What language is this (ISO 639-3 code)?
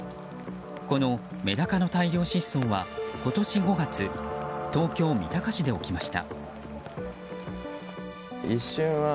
jpn